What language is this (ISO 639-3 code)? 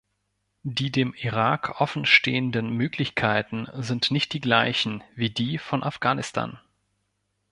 deu